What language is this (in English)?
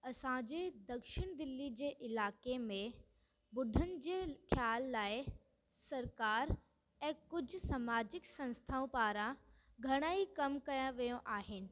Sindhi